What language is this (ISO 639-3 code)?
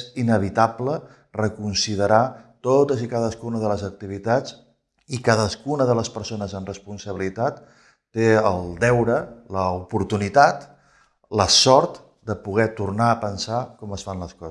cat